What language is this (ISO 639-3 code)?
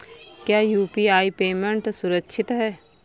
hin